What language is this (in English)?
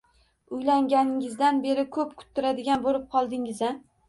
Uzbek